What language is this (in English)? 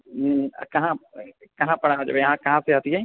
Maithili